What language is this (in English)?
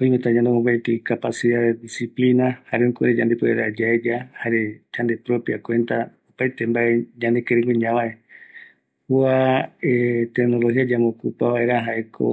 Eastern Bolivian Guaraní